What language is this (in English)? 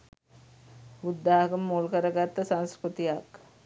Sinhala